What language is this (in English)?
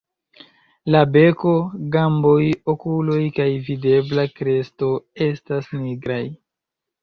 Esperanto